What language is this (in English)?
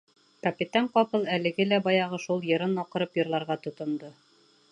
Bashkir